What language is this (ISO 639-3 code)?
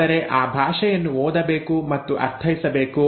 kan